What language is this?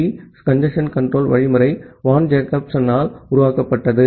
Tamil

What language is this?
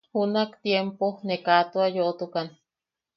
Yaqui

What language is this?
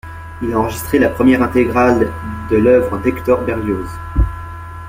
French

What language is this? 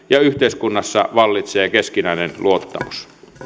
Finnish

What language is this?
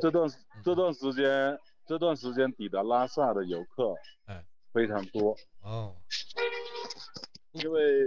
Chinese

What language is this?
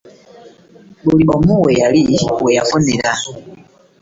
Ganda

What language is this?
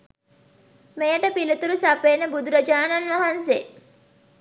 Sinhala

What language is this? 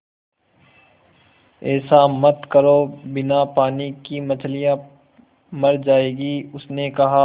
Hindi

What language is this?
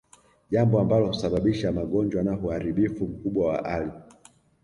Swahili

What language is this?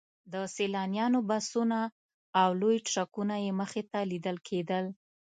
Pashto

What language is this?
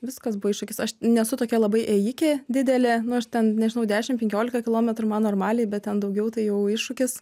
Lithuanian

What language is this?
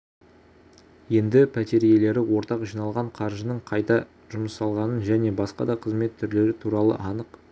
Kazakh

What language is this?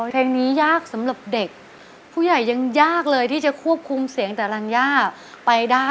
Thai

